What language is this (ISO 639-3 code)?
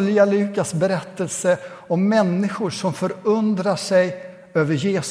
swe